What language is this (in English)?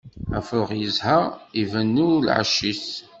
Kabyle